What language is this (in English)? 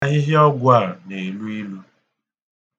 Igbo